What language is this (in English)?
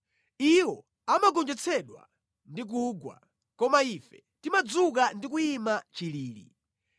Nyanja